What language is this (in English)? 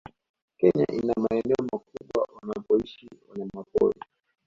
Swahili